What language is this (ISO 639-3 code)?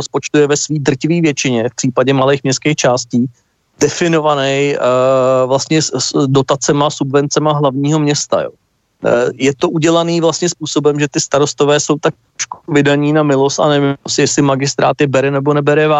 ces